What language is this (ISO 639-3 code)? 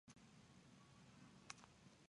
zho